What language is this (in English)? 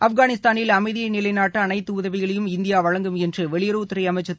Tamil